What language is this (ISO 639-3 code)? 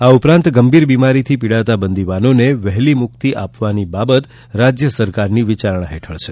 guj